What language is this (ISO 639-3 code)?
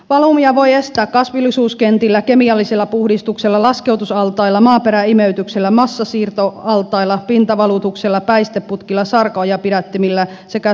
fin